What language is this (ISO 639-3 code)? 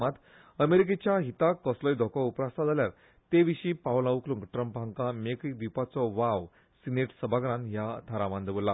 kok